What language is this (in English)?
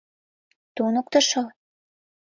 Mari